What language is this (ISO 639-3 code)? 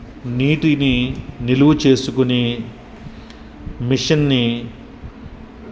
tel